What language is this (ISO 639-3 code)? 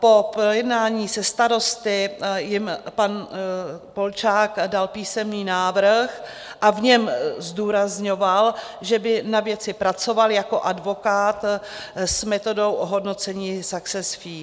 ces